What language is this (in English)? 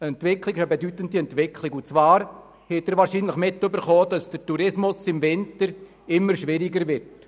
Swiss German